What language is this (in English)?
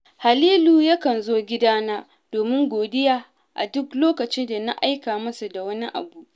Hausa